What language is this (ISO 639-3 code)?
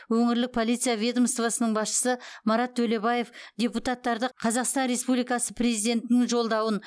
kaz